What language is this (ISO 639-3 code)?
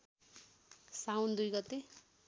nep